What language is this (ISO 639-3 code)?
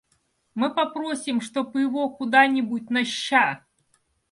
rus